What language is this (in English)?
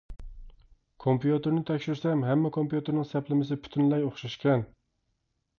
Uyghur